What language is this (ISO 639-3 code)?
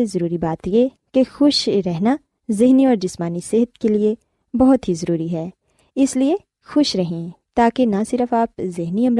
urd